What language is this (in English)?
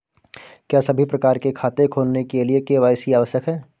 Hindi